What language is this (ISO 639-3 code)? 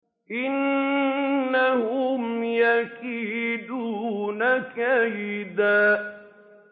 ara